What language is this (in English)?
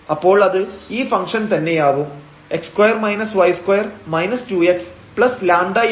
Malayalam